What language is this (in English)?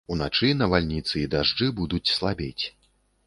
Belarusian